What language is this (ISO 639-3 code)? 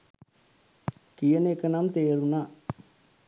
sin